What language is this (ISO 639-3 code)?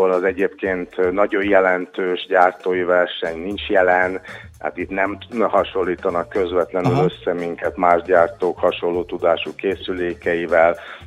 hun